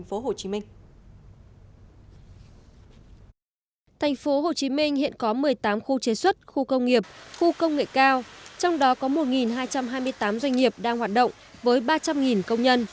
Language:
Vietnamese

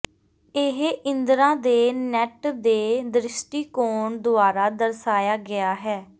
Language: Punjabi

